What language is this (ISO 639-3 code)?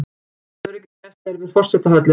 isl